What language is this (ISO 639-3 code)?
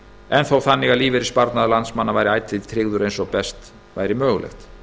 isl